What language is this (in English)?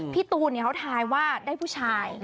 Thai